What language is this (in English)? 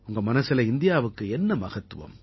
Tamil